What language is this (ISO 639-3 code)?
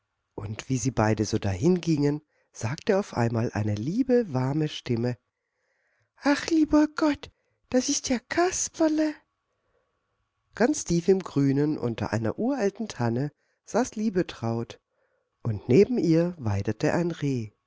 deu